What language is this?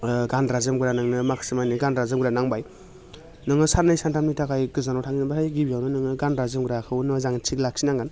Bodo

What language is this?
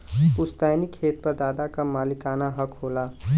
Bhojpuri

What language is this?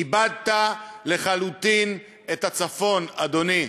Hebrew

